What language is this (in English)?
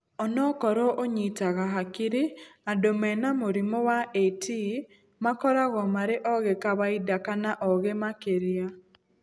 Kikuyu